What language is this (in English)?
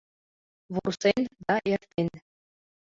Mari